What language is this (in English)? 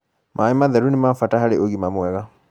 Kikuyu